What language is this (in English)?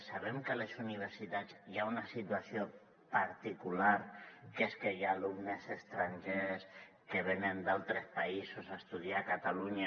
Catalan